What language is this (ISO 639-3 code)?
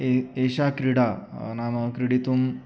san